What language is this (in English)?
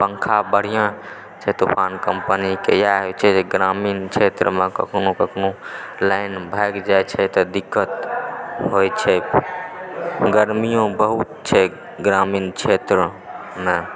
Maithili